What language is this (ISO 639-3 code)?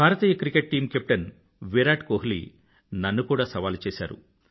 tel